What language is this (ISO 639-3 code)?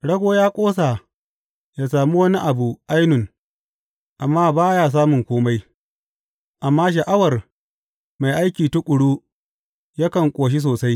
hau